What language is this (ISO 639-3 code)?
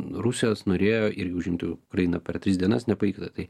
lit